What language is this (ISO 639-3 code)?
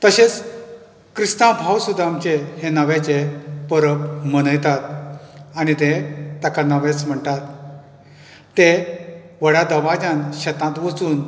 kok